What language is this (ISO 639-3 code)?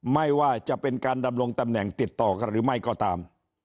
tha